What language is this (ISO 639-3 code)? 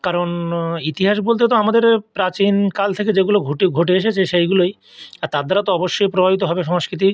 ben